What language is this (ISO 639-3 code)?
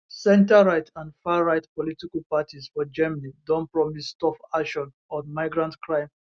pcm